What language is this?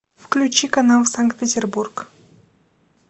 Russian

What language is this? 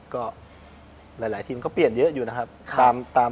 Thai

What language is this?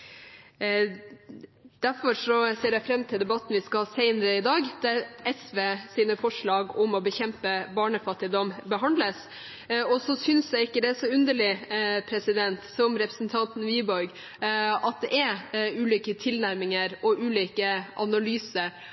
Norwegian Bokmål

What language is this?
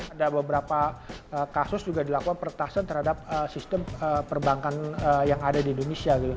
Indonesian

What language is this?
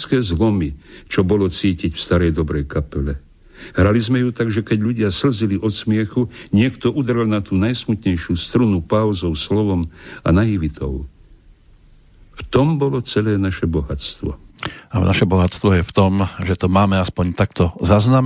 Slovak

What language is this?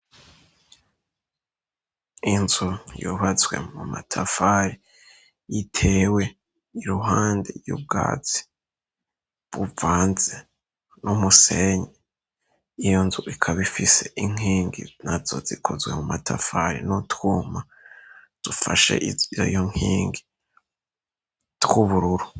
Rundi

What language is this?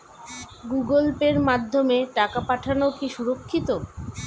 Bangla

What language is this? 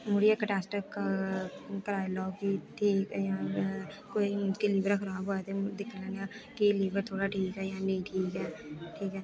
Dogri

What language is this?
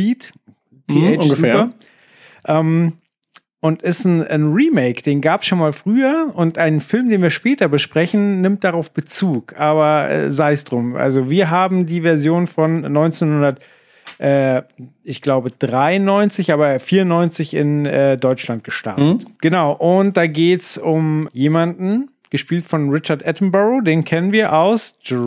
German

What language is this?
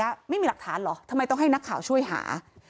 Thai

